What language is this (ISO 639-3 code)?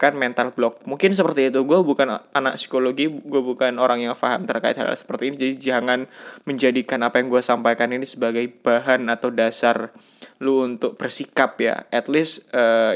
ind